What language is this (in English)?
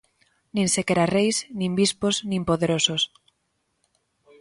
Galician